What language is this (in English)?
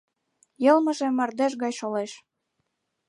Mari